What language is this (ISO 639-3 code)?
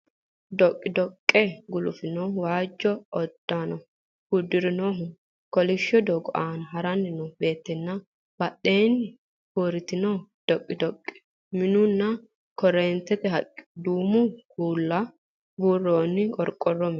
sid